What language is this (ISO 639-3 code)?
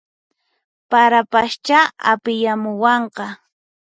qxp